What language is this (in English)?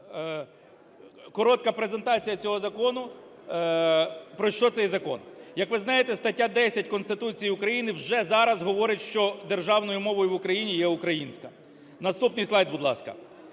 Ukrainian